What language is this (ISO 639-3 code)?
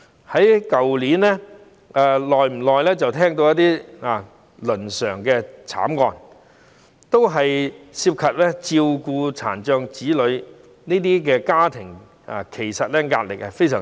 yue